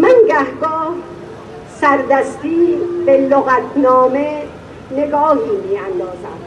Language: Persian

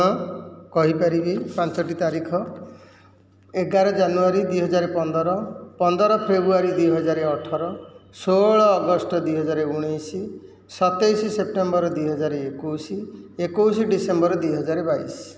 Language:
Odia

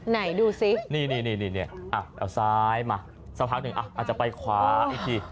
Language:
Thai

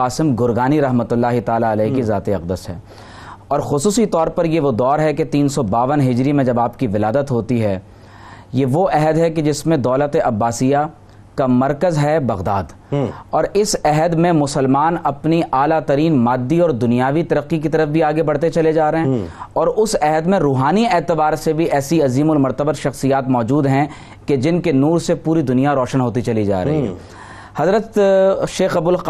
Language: Urdu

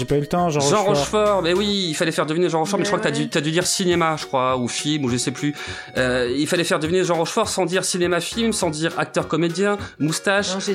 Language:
French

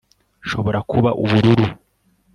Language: Kinyarwanda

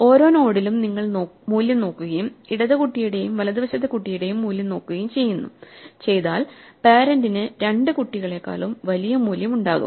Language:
Malayalam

